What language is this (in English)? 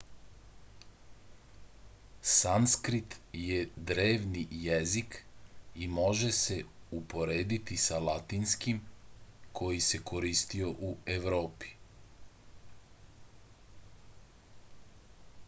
Serbian